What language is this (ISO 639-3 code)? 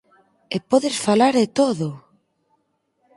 glg